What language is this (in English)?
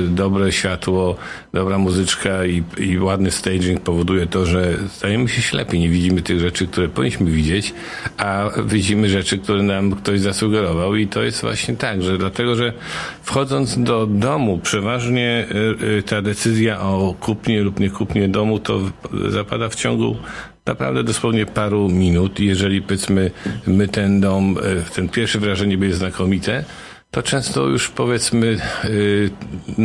Polish